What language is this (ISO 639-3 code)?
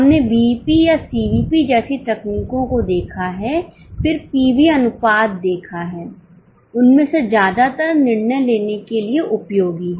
hin